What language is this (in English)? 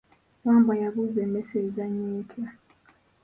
Ganda